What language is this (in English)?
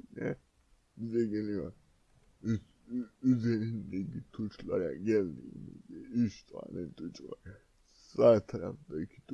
Turkish